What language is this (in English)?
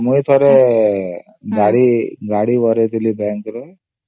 Odia